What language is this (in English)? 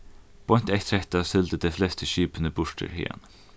Faroese